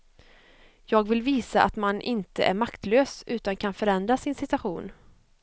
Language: Swedish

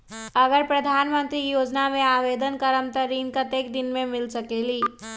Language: Magahi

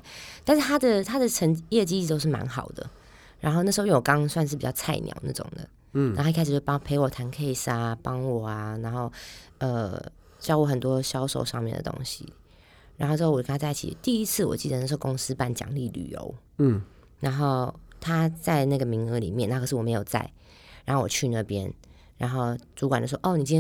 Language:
Chinese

